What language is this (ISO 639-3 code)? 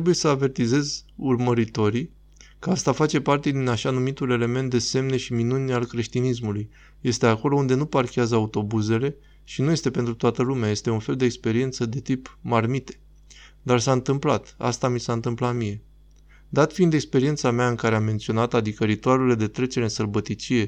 ron